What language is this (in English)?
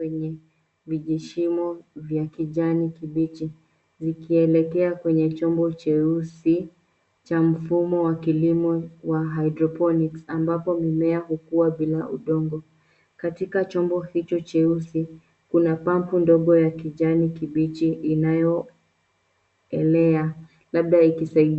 Swahili